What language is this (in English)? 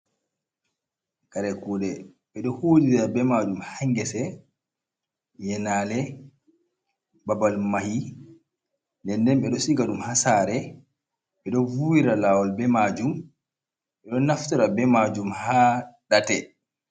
Fula